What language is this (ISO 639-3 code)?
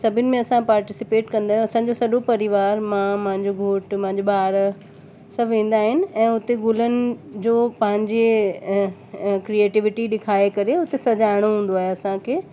snd